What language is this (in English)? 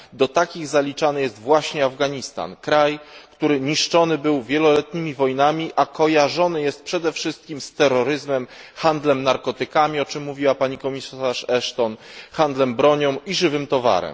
Polish